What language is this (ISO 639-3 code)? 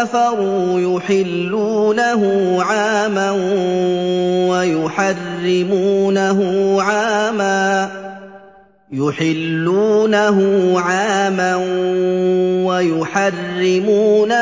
ara